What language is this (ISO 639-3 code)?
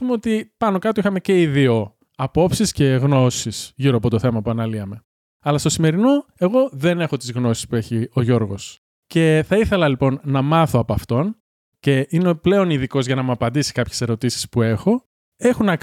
ell